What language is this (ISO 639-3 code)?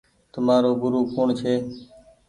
gig